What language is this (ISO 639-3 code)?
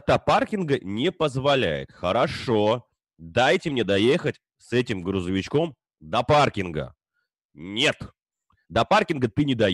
rus